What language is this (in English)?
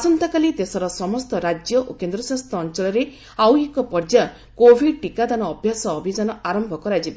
Odia